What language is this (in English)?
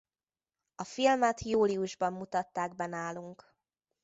Hungarian